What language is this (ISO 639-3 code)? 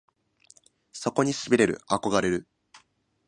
jpn